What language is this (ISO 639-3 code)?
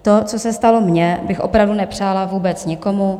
ces